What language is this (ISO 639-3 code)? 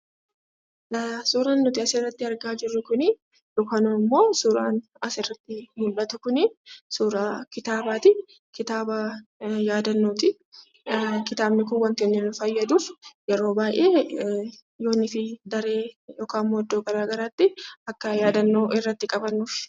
orm